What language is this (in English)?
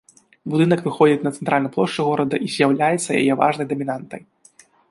Belarusian